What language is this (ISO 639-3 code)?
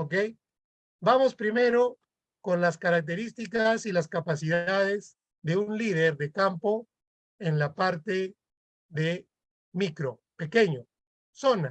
spa